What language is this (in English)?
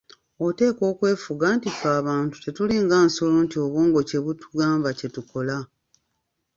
Ganda